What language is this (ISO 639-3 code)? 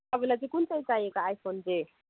nep